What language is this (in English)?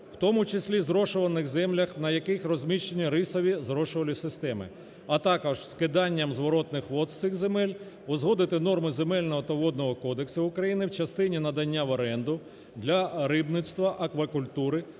Ukrainian